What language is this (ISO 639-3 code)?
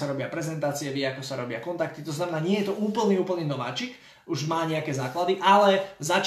slk